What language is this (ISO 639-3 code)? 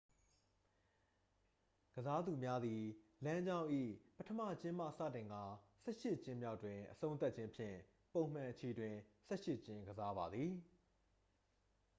mya